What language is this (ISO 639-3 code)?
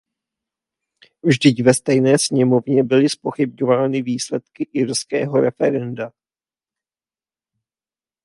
ces